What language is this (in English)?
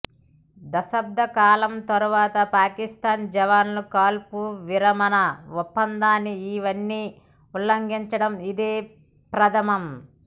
Telugu